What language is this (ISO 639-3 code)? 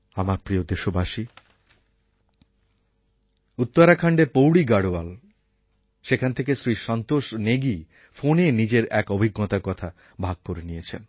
ben